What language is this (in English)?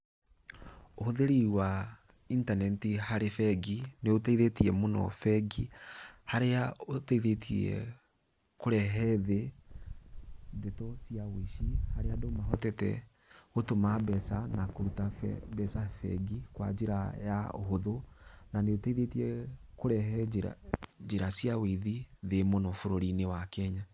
Kikuyu